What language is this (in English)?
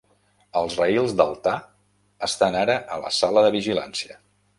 Catalan